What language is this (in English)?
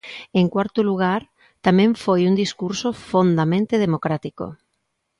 Galician